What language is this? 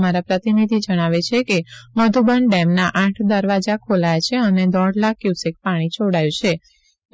Gujarati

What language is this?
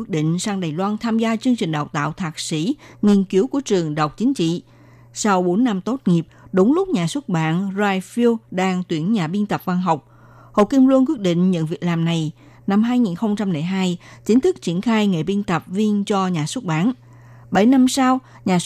Vietnamese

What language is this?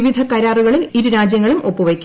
Malayalam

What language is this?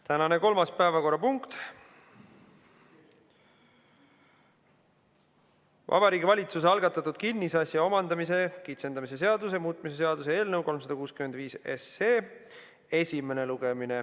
Estonian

